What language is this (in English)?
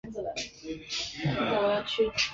Chinese